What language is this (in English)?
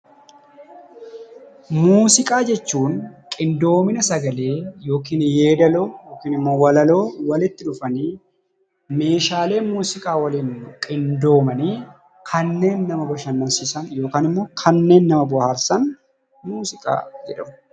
Oromo